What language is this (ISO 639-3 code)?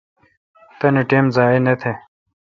xka